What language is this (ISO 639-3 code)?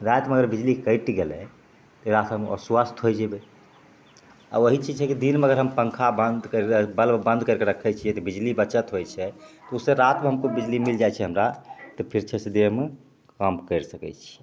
mai